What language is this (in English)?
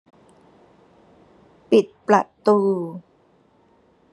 Thai